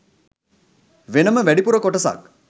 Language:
Sinhala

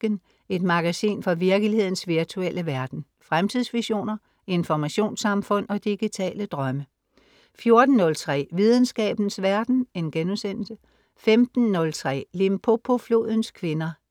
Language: Danish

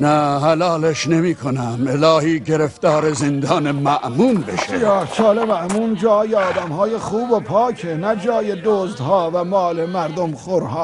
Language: Persian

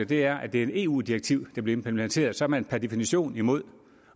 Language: Danish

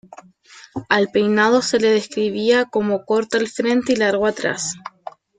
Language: Spanish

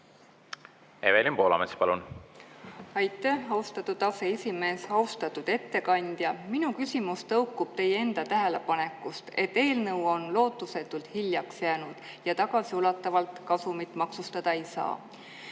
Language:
Estonian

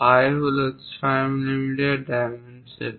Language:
Bangla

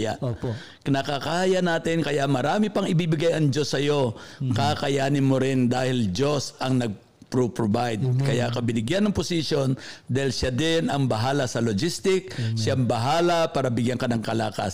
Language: Filipino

